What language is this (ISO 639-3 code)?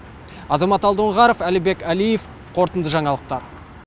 kaz